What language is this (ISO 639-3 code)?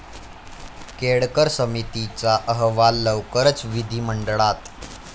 mar